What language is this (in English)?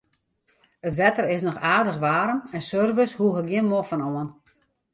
Western Frisian